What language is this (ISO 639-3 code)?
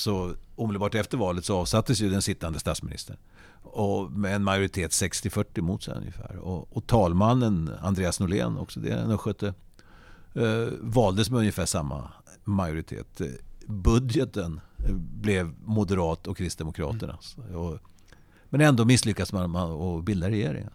swe